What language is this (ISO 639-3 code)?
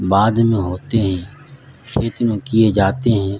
urd